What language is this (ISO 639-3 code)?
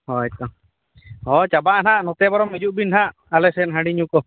sat